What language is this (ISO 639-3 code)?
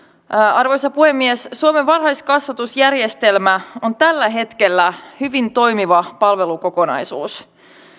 fin